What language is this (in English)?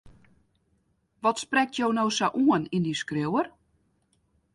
Western Frisian